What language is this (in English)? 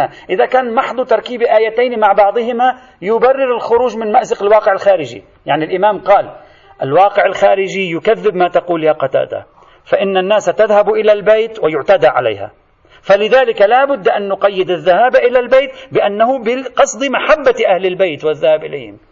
Arabic